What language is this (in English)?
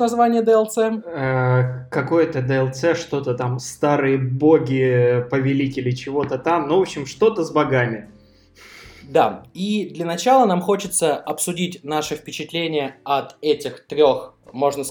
Russian